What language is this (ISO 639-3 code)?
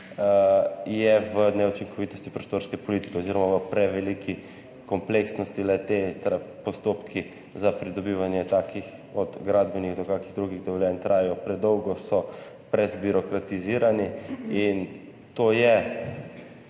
slv